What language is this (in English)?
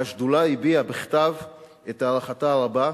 Hebrew